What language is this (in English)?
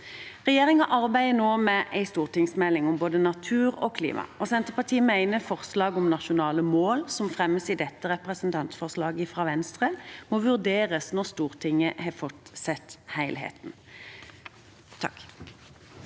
Norwegian